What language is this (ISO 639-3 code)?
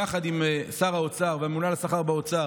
heb